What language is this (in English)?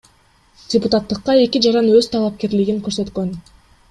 Kyrgyz